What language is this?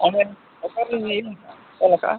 Santali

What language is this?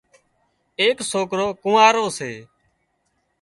Wadiyara Koli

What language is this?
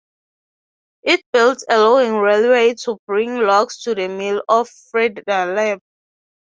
English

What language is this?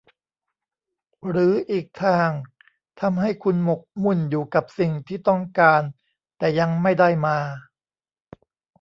Thai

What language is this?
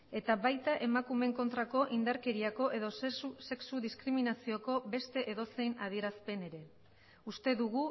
Basque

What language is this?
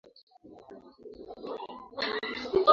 Swahili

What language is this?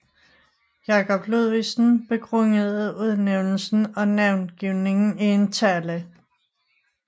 Danish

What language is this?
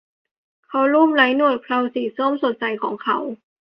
Thai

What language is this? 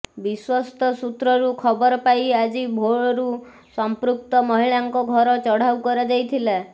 Odia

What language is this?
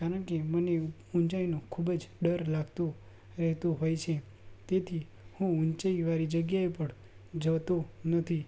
Gujarati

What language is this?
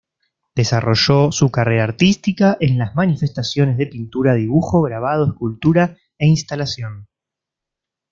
Spanish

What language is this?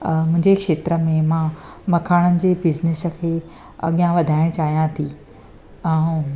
Sindhi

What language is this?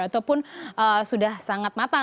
Indonesian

